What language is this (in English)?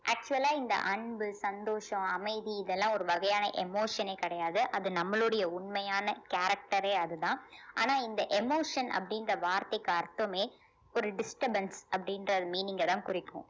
Tamil